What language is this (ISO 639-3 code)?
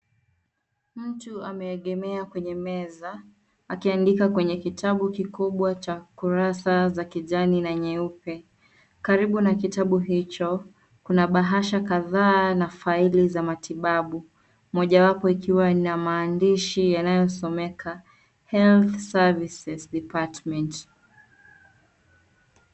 swa